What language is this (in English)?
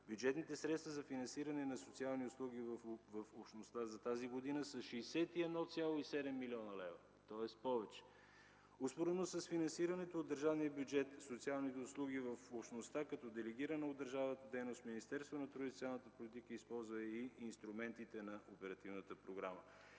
Bulgarian